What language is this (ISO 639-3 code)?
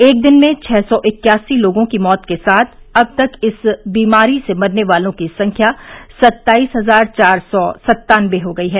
hin